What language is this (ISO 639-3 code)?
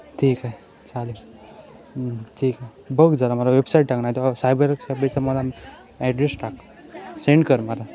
mar